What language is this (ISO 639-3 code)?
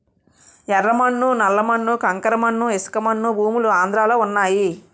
tel